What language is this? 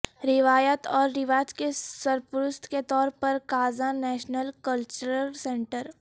Urdu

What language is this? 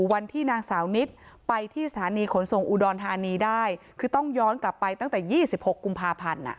Thai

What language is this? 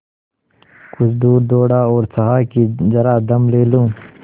Hindi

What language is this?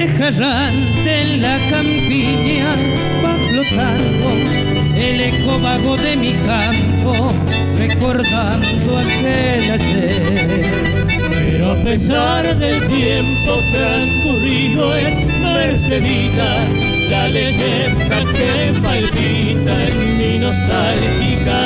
Spanish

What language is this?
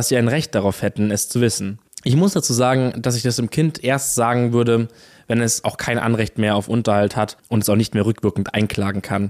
German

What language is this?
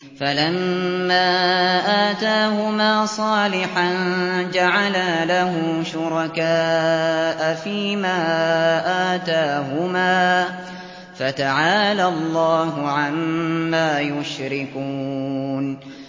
Arabic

